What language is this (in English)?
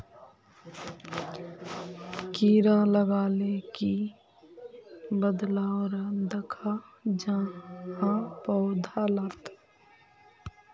Magahi